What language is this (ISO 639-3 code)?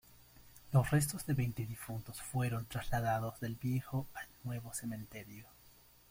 spa